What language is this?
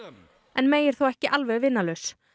Icelandic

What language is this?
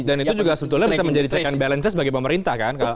Indonesian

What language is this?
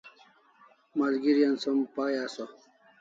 Kalasha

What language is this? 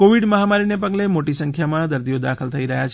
Gujarati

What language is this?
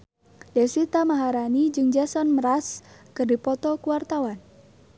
Sundanese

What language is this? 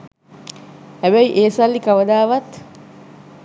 Sinhala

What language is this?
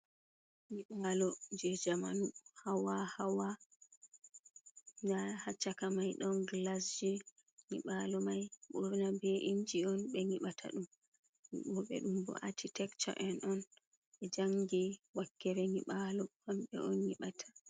Fula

